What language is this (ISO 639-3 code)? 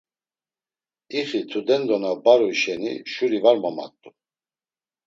lzz